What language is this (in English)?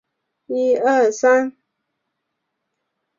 Chinese